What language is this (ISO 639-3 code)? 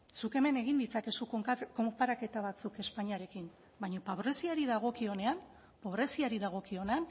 eus